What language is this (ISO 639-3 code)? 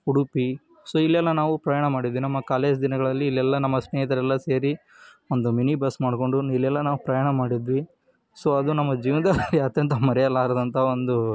kan